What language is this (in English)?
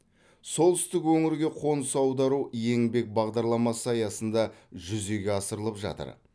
Kazakh